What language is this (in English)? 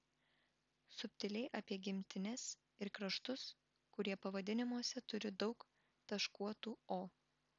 Lithuanian